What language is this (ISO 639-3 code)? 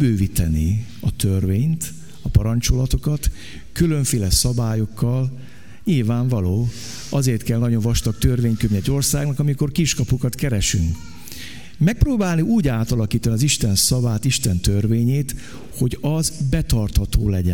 hun